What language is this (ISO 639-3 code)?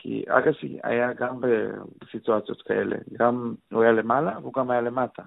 heb